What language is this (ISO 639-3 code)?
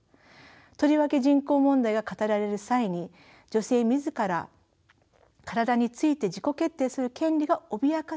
jpn